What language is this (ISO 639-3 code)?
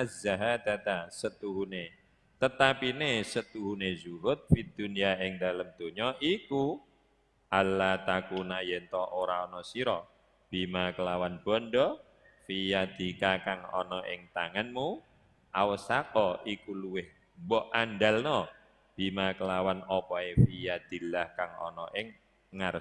ind